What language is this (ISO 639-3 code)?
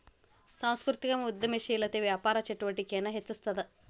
kan